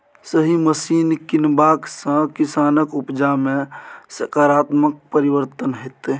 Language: Maithili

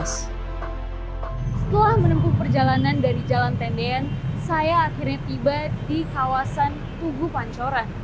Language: Indonesian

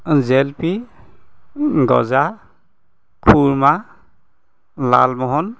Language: Assamese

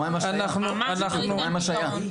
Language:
Hebrew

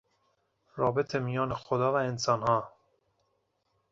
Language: Persian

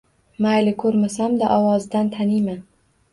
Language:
Uzbek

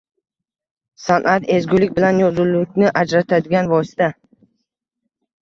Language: Uzbek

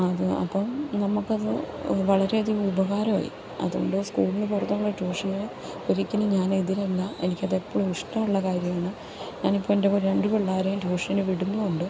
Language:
Malayalam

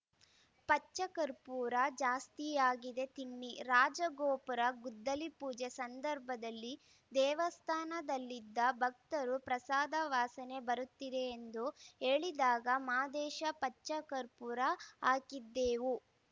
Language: Kannada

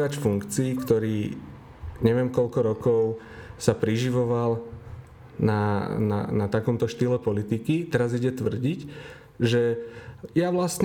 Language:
Slovak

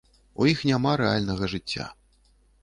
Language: Belarusian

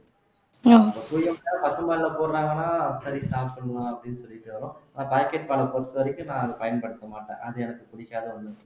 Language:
Tamil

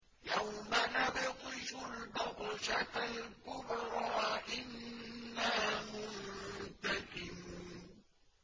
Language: Arabic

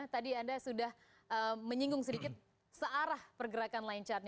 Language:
Indonesian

